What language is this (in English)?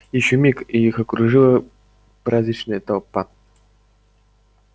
Russian